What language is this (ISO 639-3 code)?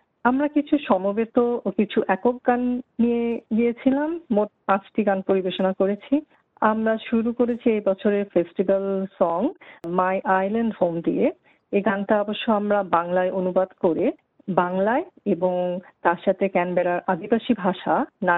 ben